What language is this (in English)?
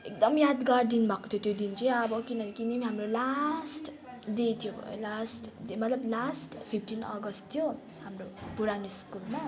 Nepali